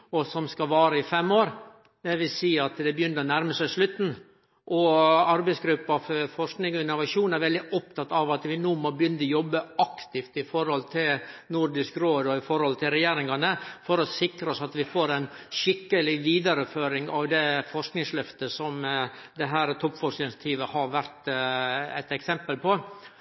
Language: Norwegian Nynorsk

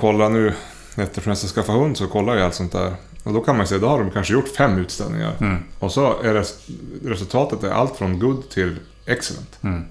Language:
Swedish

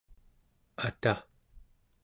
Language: Central Yupik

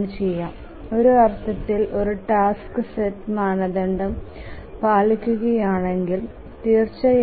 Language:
Malayalam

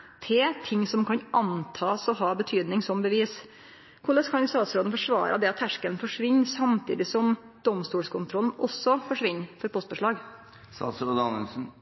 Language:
Norwegian Nynorsk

